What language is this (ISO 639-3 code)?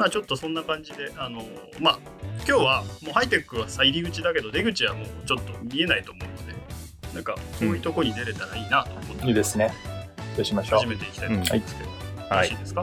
jpn